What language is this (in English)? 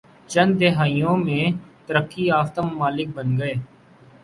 Urdu